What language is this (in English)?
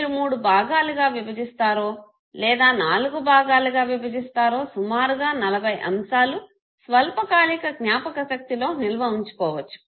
Telugu